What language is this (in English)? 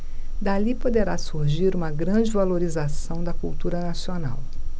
Portuguese